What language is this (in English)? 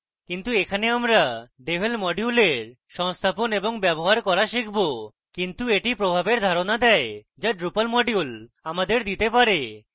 Bangla